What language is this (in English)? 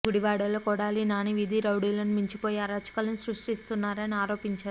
Telugu